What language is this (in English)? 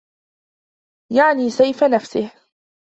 Arabic